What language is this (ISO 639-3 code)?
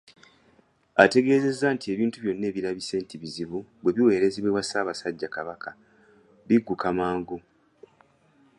lug